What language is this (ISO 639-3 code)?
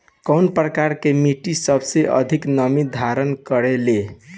bho